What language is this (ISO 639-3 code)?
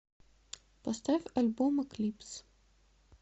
rus